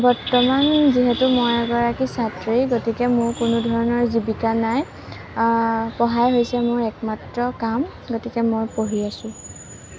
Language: Assamese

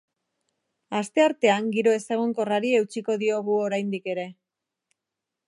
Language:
Basque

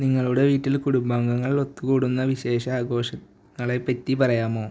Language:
Malayalam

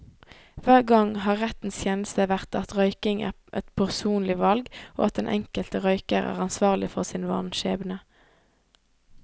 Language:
Norwegian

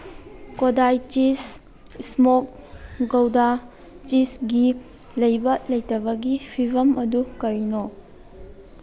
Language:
Manipuri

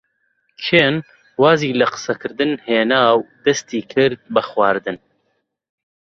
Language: Central Kurdish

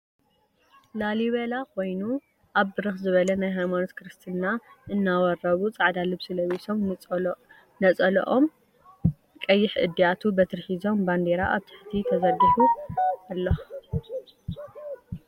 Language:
Tigrinya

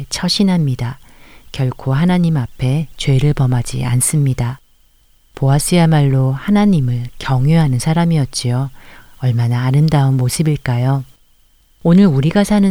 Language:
Korean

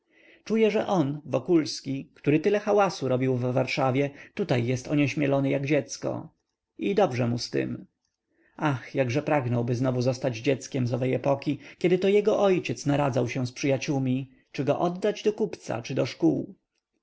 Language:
Polish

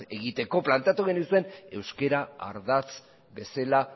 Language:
Basque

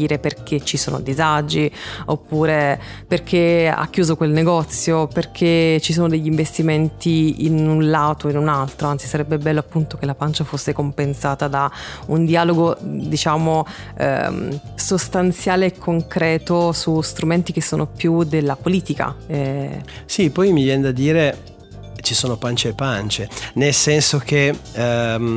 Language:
Italian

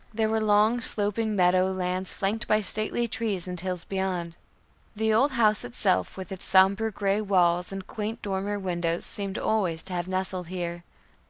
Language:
English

